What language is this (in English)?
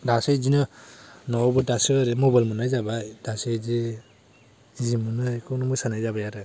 Bodo